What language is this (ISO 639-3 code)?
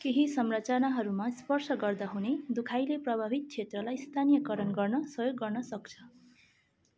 nep